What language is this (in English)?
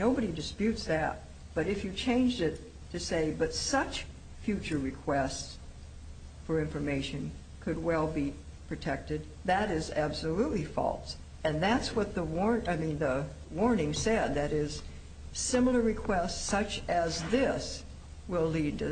English